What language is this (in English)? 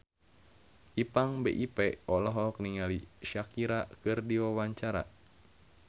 Sundanese